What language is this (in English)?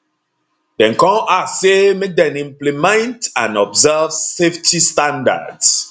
Nigerian Pidgin